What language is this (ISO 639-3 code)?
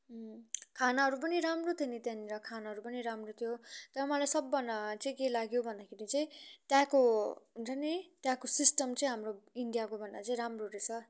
nep